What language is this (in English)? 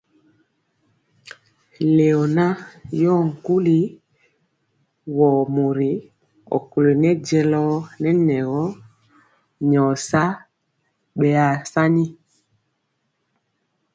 Mpiemo